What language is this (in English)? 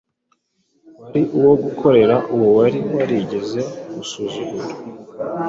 Kinyarwanda